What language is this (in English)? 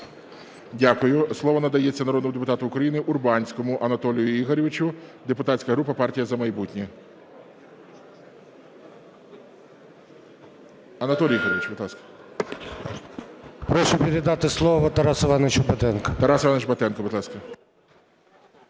Ukrainian